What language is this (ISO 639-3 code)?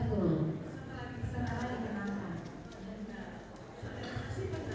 ind